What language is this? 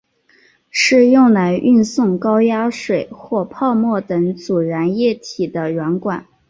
Chinese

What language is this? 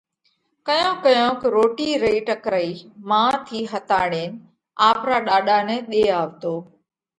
Parkari Koli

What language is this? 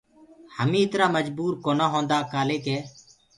Gurgula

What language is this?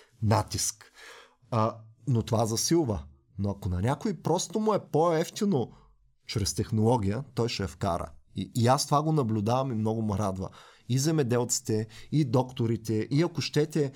Bulgarian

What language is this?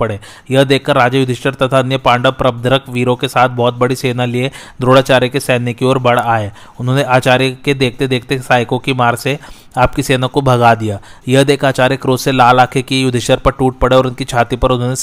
Hindi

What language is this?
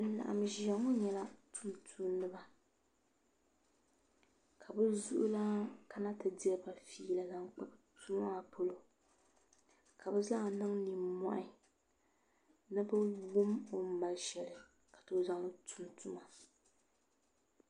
Dagbani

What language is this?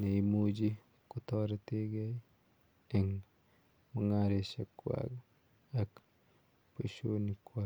Kalenjin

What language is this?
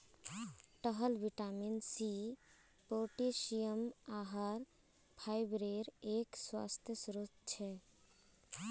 Magahi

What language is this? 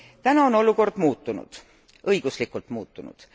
Estonian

